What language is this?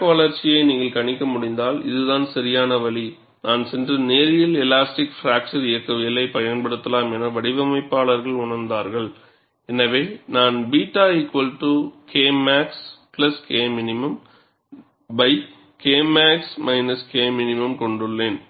Tamil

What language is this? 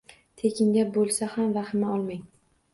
Uzbek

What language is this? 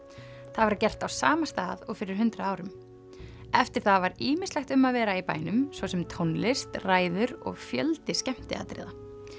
Icelandic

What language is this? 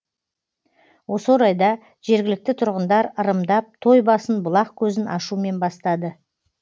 Kazakh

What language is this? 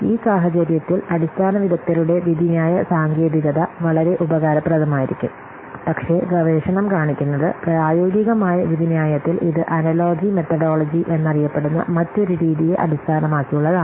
Malayalam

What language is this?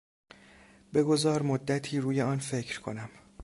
Persian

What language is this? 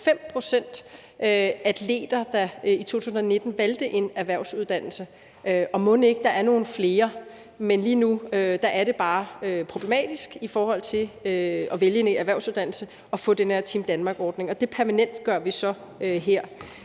Danish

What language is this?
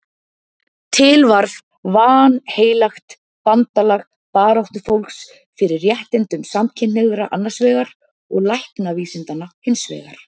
Icelandic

